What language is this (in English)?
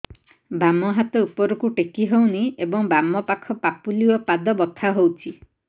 Odia